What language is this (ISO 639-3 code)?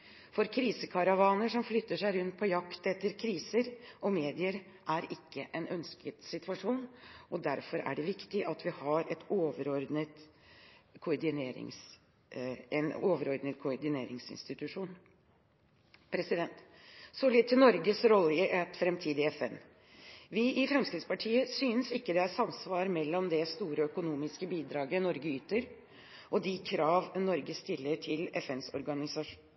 nob